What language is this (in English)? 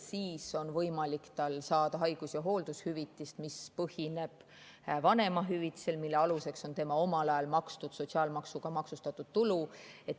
Estonian